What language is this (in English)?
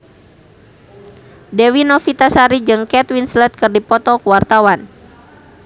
Sundanese